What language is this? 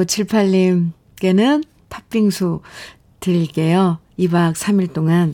Korean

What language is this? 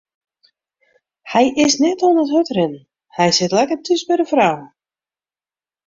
Western Frisian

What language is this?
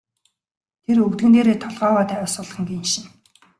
Mongolian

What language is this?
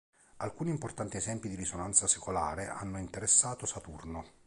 Italian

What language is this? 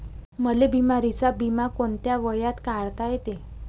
Marathi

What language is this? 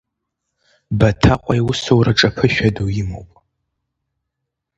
Abkhazian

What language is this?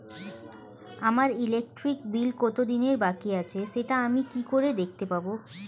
Bangla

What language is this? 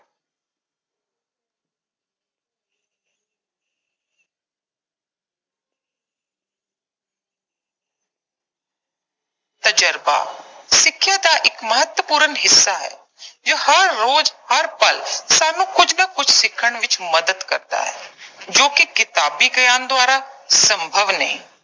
Punjabi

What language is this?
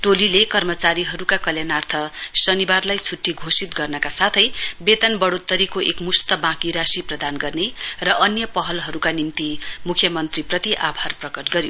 Nepali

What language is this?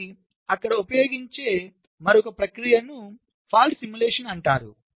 Telugu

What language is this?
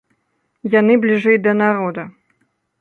Belarusian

